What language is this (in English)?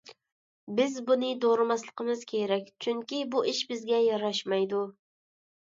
Uyghur